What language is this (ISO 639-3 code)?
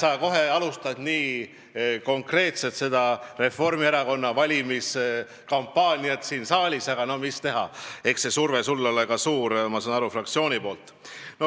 est